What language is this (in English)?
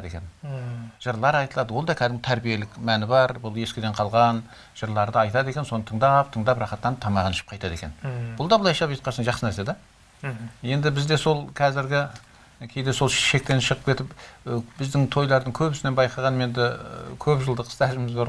Turkish